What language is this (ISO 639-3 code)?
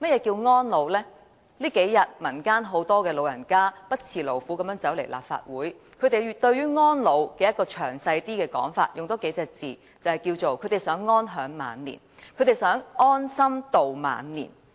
yue